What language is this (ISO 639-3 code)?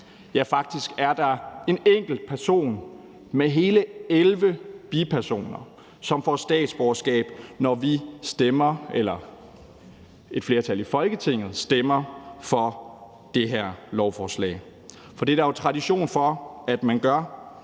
dan